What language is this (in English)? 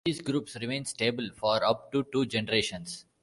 English